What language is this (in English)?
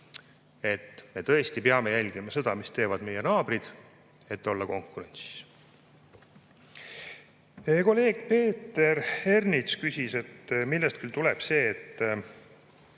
Estonian